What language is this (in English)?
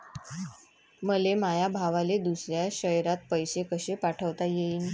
Marathi